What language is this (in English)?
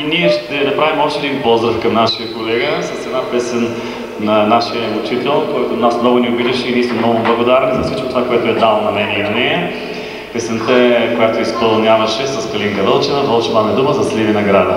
Bulgarian